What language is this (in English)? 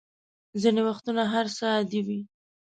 Pashto